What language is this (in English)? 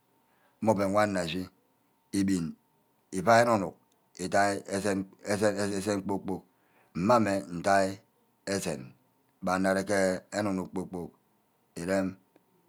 Ubaghara